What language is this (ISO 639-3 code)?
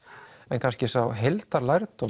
isl